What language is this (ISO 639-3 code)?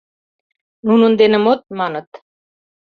chm